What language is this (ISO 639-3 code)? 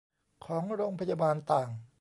tha